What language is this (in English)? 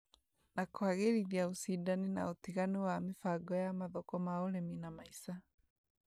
Kikuyu